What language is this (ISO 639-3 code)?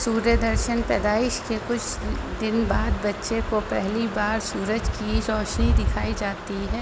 urd